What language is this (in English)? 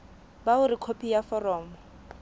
Southern Sotho